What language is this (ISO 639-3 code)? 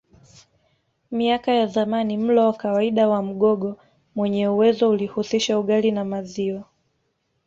swa